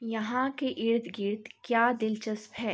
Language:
Urdu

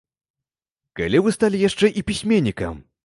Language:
Belarusian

